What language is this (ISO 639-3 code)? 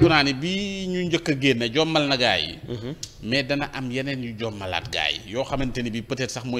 ind